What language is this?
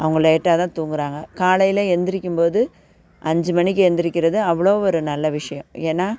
Tamil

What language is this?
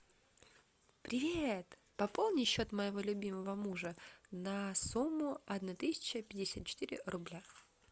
Russian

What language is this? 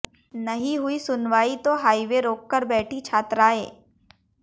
Hindi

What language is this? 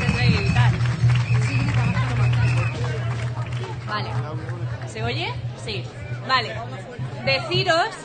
Spanish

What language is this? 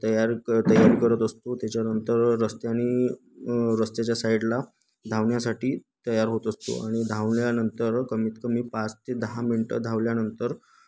Marathi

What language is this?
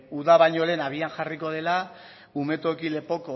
Basque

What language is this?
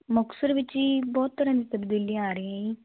Punjabi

